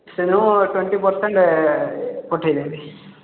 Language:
Odia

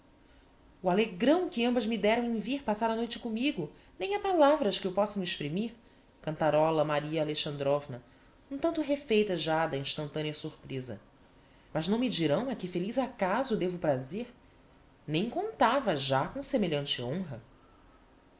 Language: Portuguese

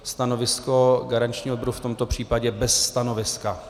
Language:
Czech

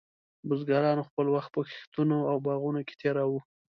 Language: Pashto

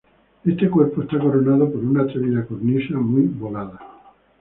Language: Spanish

